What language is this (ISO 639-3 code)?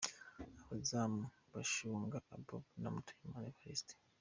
kin